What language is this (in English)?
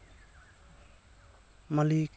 Santali